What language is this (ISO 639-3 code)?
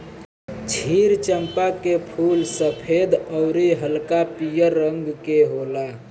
bho